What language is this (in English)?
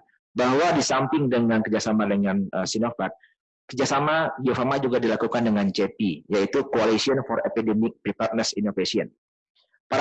Indonesian